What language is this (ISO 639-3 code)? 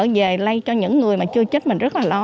vie